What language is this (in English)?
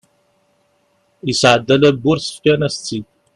Kabyle